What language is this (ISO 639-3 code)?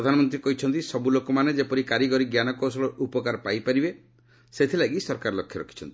ori